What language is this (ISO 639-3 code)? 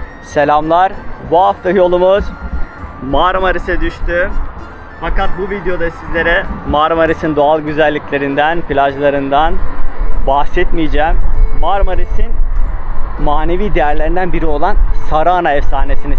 tur